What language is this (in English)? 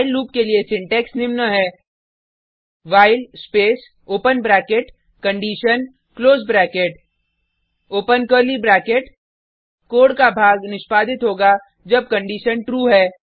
Hindi